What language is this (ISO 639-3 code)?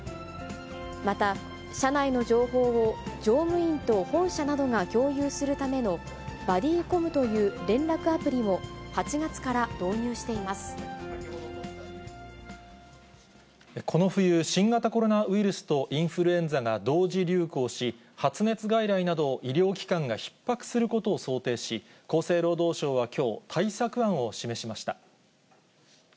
jpn